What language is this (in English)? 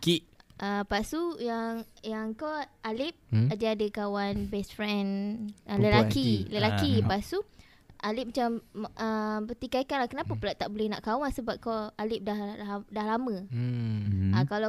Malay